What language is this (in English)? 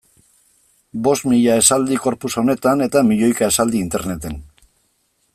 Basque